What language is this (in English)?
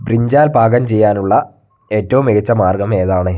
Malayalam